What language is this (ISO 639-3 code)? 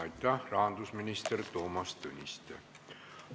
est